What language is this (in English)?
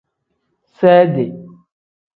Tem